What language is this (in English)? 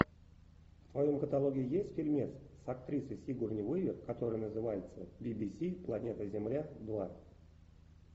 Russian